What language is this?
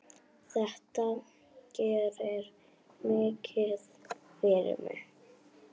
Icelandic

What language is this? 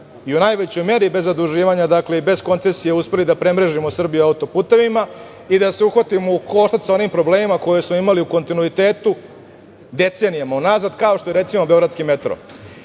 Serbian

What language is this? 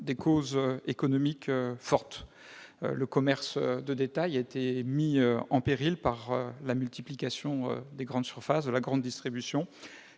French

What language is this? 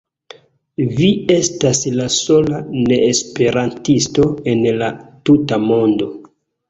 Esperanto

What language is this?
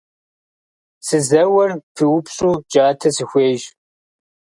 Kabardian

